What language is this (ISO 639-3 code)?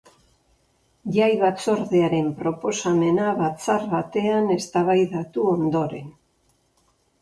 eus